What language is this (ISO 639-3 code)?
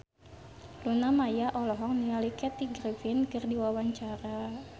sun